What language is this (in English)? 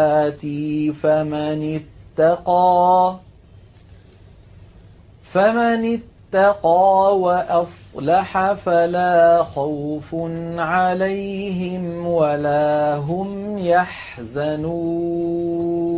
Arabic